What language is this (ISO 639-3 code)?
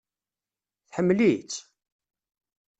kab